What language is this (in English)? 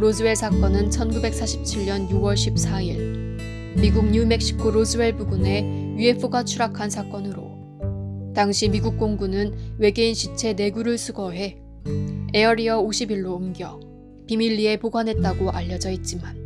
Korean